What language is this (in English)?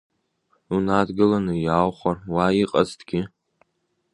Abkhazian